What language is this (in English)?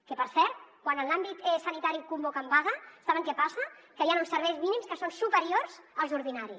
Catalan